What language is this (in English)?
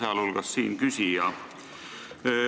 Estonian